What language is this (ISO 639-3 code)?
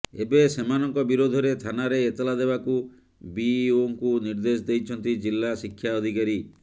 ori